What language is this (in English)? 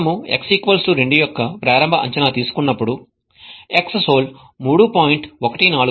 Telugu